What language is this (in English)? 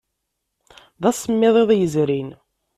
Kabyle